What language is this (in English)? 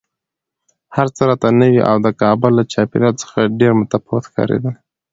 Pashto